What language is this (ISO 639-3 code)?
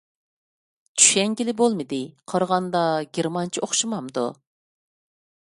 uig